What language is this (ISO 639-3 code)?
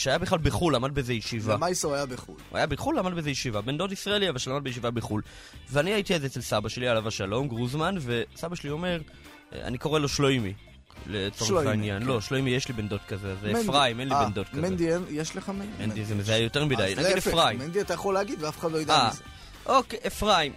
heb